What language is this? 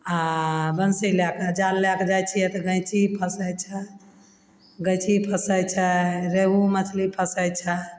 Maithili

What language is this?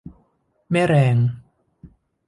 Thai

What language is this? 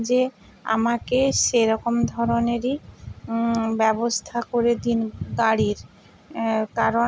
Bangla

